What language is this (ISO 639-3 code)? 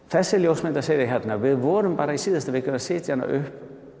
isl